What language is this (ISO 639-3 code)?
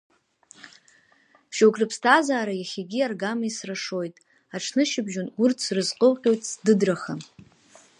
abk